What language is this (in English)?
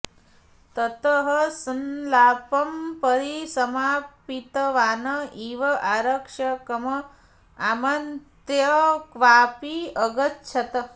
Sanskrit